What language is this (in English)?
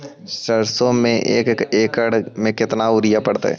Magahi